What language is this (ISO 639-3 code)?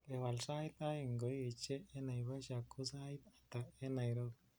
kln